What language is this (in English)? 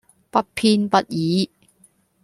Cantonese